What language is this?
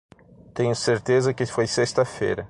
Portuguese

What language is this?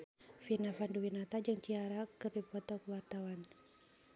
Sundanese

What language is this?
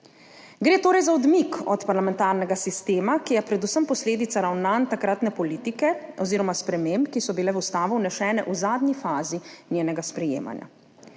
Slovenian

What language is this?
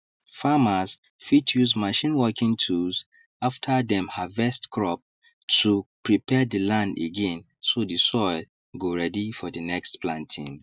Nigerian Pidgin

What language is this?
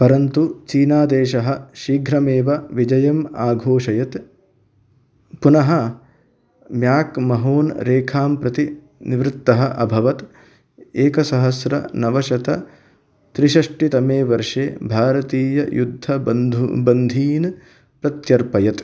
Sanskrit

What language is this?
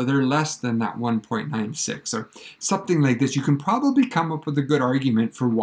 English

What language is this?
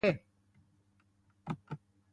Basque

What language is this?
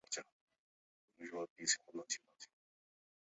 Chinese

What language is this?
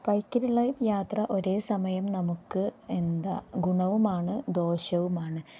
Malayalam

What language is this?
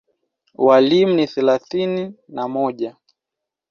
Swahili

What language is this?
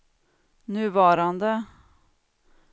Swedish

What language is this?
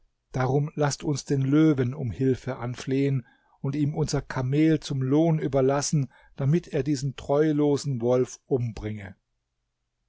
German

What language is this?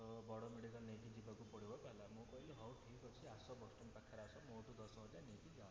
Odia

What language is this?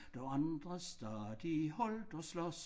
Danish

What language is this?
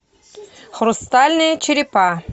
Russian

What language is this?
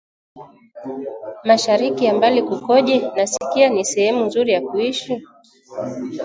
Swahili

